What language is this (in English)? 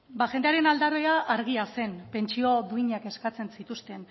Basque